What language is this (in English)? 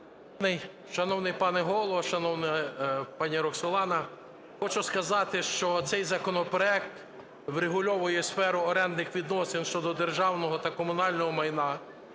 Ukrainian